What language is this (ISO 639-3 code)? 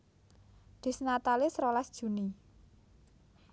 jav